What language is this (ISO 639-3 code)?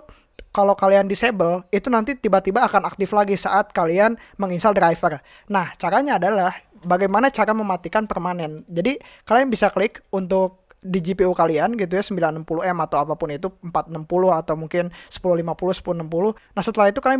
ind